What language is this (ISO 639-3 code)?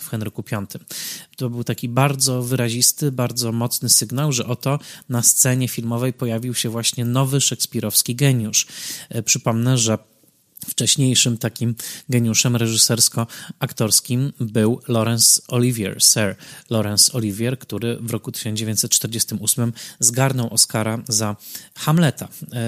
pol